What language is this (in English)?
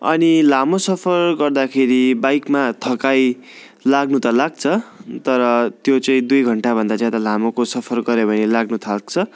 Nepali